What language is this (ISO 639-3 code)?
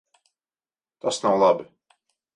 lav